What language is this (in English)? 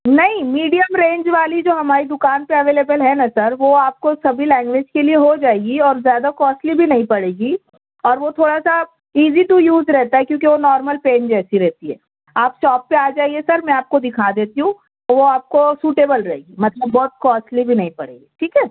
Urdu